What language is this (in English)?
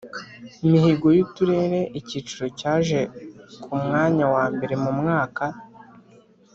Kinyarwanda